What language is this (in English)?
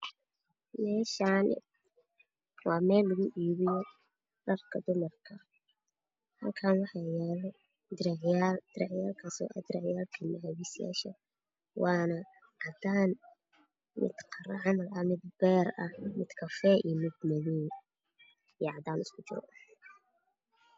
Somali